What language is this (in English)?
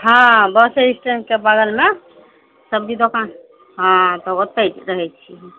Maithili